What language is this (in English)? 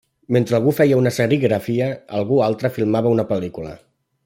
Catalan